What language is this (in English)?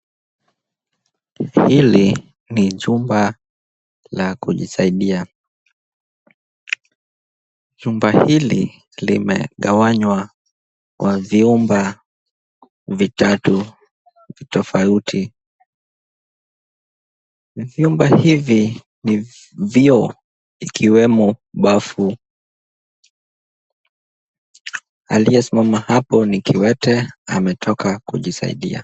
Swahili